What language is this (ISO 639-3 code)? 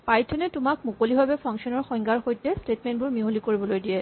asm